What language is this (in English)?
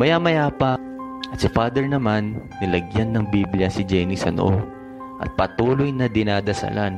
Filipino